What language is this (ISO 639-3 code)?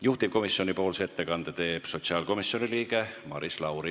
est